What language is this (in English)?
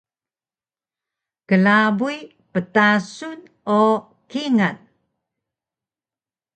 Taroko